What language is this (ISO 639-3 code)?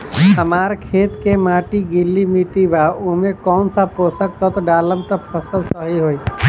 bho